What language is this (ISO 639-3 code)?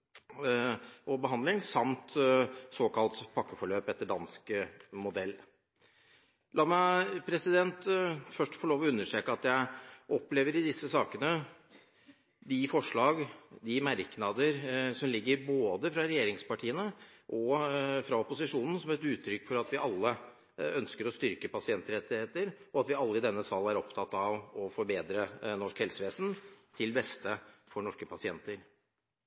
nob